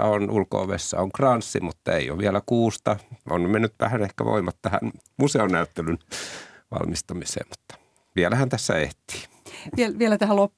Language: Finnish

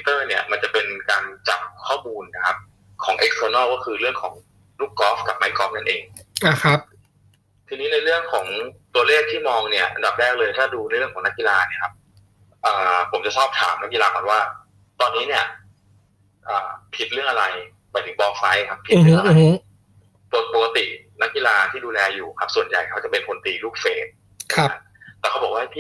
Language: Thai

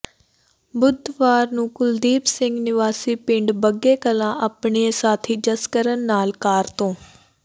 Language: Punjabi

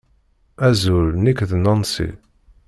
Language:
Kabyle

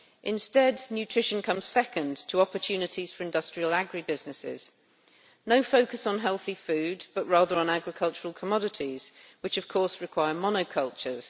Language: English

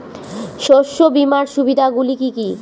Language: Bangla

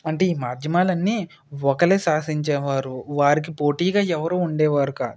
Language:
Telugu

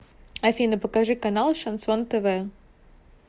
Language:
Russian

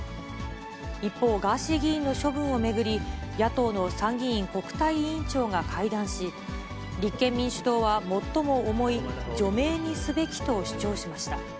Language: Japanese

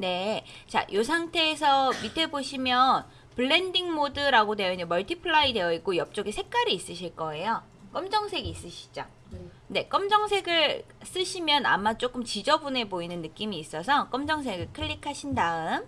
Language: Korean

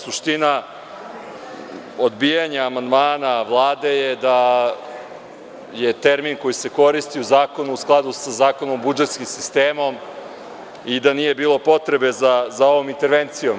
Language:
Serbian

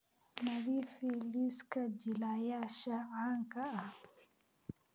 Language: Somali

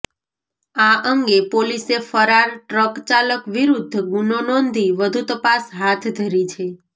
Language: Gujarati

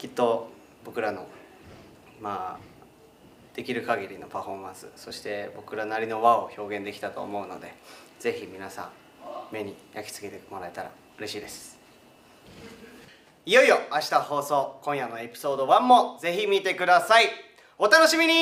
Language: Japanese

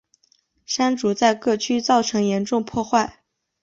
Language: Chinese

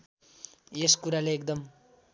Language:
Nepali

